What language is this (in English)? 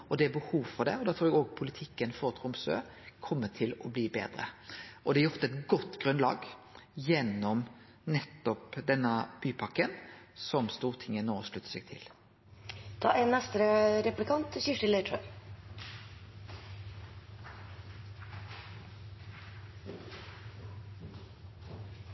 Norwegian